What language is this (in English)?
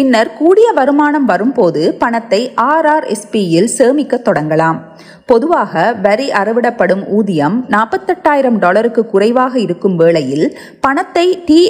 Tamil